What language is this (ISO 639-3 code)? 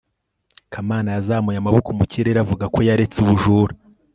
kin